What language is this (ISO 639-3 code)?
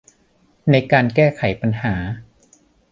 tha